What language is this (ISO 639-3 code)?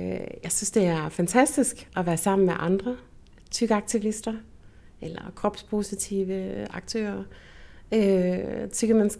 dan